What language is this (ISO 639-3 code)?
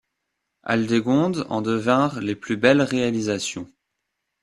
fra